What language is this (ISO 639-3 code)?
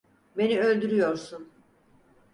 tur